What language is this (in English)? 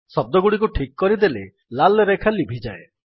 Odia